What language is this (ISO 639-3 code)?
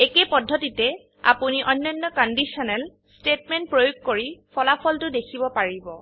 asm